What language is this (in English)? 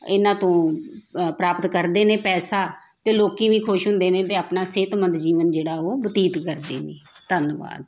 Punjabi